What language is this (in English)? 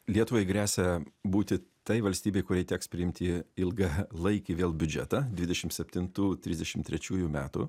Lithuanian